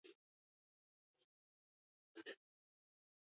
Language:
Basque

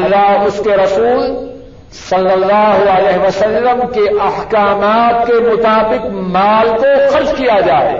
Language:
Urdu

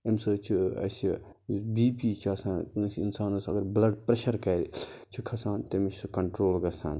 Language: Kashmiri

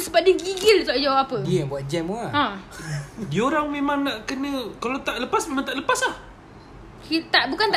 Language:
Malay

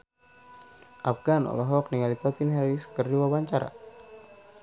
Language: Sundanese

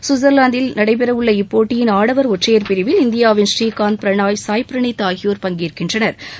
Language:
Tamil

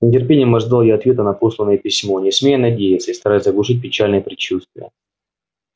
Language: Russian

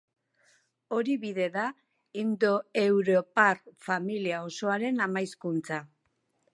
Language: Basque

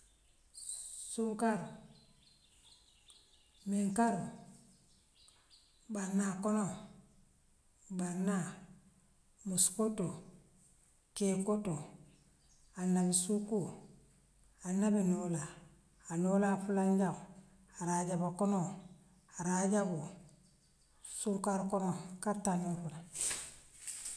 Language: Western Maninkakan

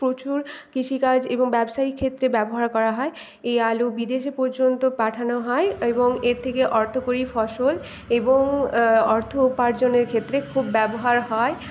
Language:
Bangla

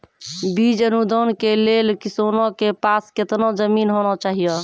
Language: Maithili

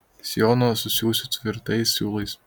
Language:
Lithuanian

